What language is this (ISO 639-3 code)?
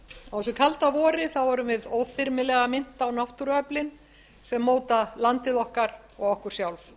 isl